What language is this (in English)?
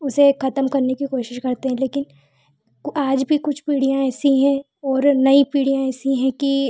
Hindi